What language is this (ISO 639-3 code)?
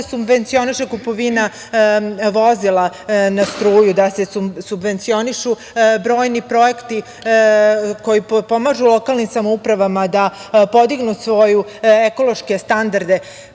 srp